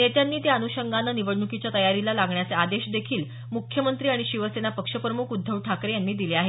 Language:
Marathi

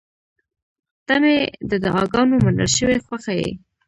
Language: Pashto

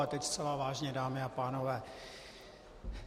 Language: Czech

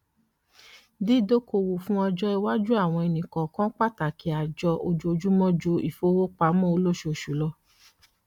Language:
Yoruba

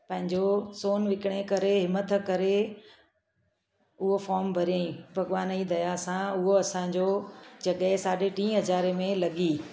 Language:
Sindhi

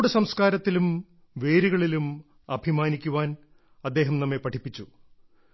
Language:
Malayalam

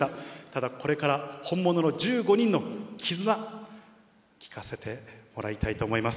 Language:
Japanese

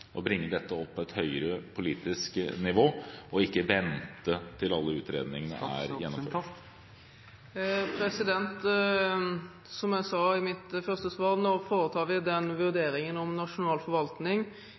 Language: Norwegian Bokmål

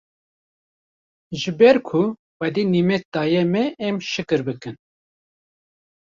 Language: Kurdish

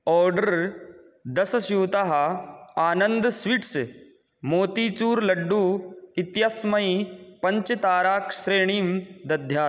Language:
Sanskrit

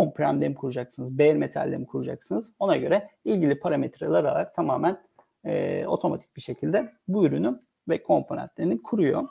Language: Turkish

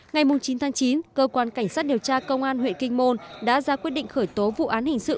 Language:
Vietnamese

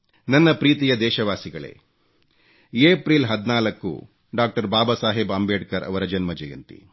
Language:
Kannada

